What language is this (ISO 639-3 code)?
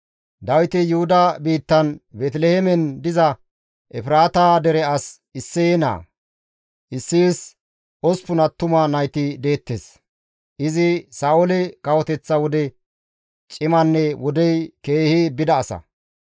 gmv